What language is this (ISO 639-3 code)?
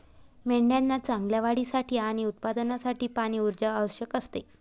mar